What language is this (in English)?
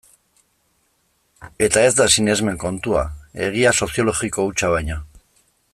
Basque